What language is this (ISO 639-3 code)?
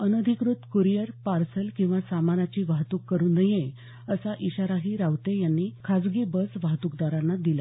mar